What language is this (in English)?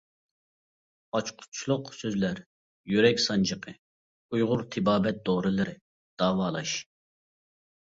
Uyghur